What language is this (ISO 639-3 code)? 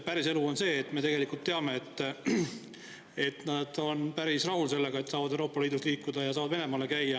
est